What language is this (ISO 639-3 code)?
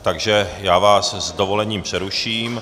ces